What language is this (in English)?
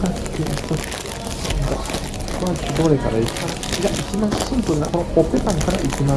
Japanese